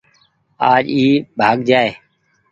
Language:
Goaria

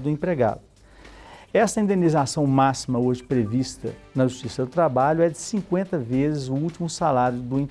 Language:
Portuguese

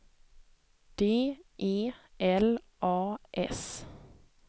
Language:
Swedish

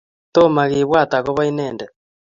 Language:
Kalenjin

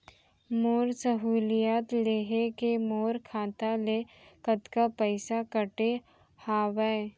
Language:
Chhattisgarhi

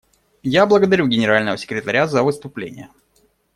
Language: Russian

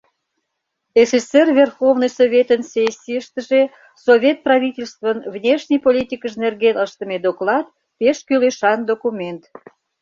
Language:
Mari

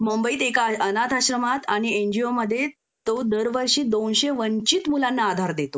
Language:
Marathi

